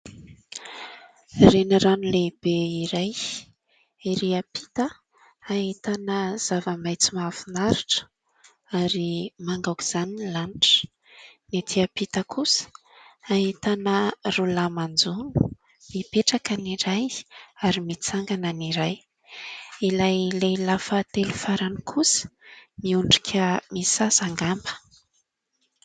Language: Malagasy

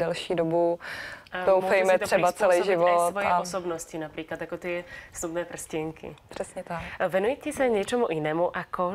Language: Czech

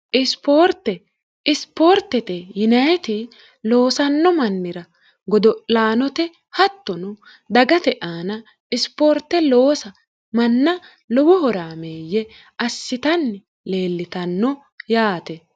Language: Sidamo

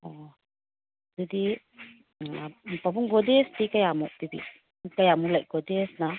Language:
Manipuri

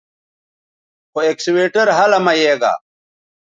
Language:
Bateri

